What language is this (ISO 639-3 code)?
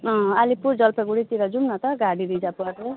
nep